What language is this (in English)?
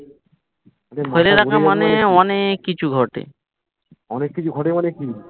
Bangla